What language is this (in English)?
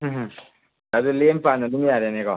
Manipuri